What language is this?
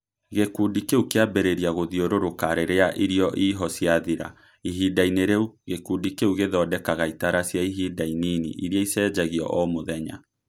Kikuyu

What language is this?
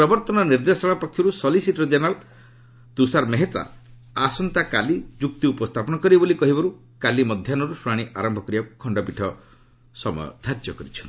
Odia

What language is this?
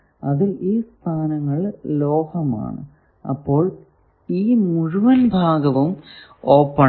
Malayalam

